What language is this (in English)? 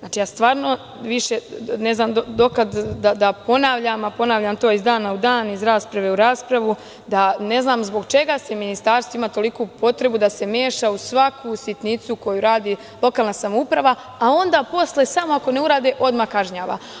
Serbian